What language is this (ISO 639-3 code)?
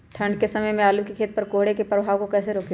mag